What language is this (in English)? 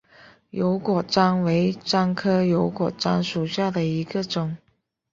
Chinese